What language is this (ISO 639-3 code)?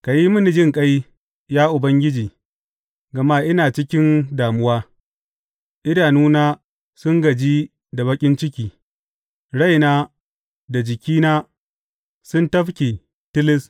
hau